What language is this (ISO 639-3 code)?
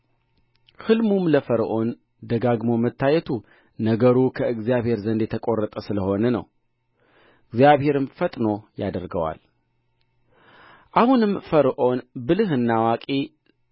amh